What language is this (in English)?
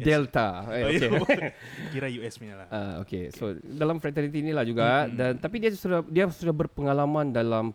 Malay